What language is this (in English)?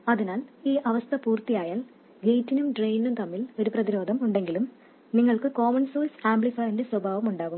Malayalam